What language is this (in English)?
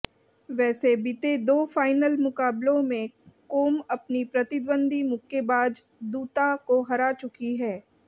Hindi